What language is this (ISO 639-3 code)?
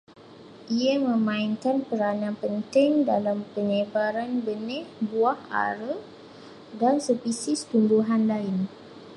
msa